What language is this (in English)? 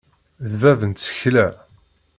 Kabyle